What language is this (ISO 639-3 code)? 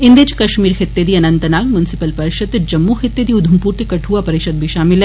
doi